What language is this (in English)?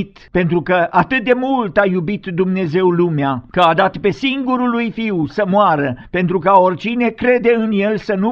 Romanian